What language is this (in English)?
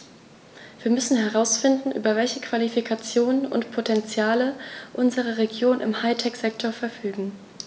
German